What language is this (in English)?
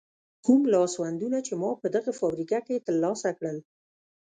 Pashto